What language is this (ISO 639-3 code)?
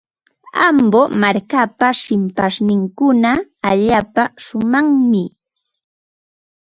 qva